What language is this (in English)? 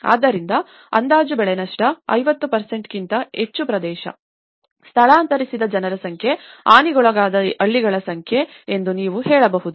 Kannada